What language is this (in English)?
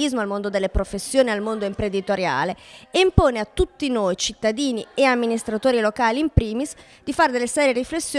Italian